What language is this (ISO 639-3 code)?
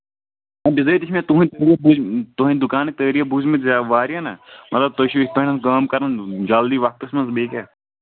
kas